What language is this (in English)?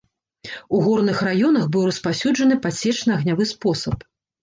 Belarusian